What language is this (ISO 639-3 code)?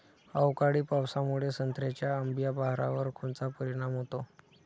mar